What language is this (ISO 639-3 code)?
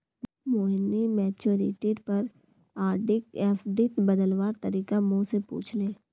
mag